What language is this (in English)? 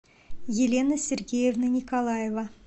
Russian